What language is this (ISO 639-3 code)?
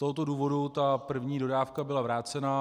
ces